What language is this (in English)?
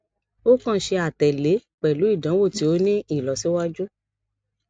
Yoruba